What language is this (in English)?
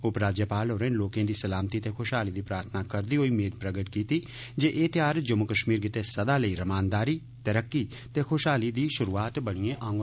Dogri